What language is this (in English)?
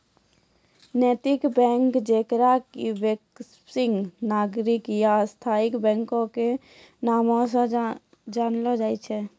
Maithili